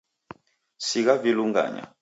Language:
Taita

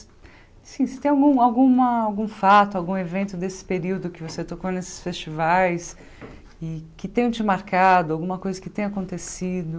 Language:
Portuguese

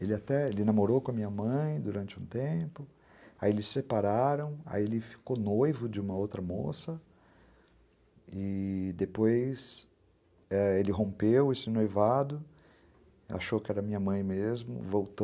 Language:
Portuguese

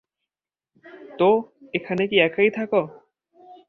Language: Bangla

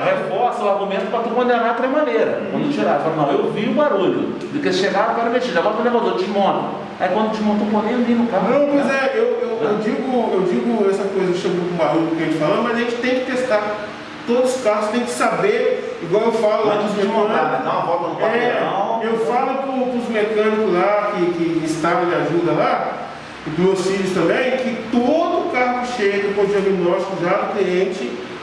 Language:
Portuguese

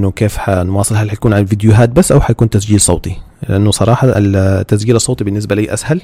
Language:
Arabic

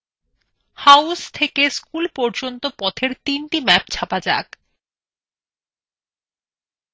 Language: Bangla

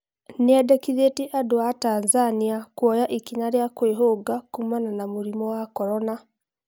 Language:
Kikuyu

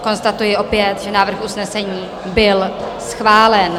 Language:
Czech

